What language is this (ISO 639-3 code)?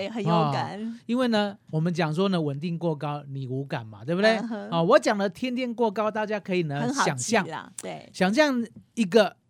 zho